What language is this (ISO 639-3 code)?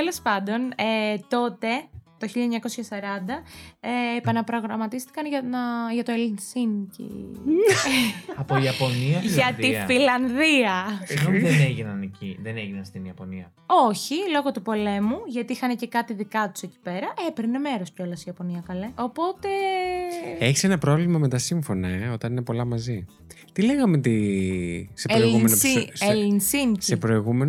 ell